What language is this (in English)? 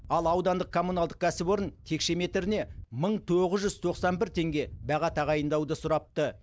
Kazakh